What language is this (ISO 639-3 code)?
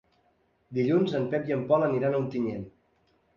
cat